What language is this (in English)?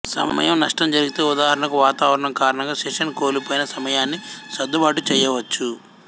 Telugu